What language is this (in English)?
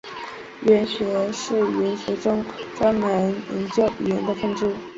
Chinese